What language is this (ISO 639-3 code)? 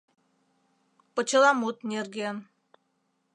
chm